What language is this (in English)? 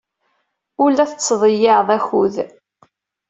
Kabyle